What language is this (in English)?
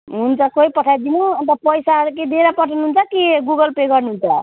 Nepali